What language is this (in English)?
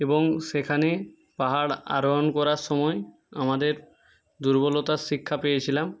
Bangla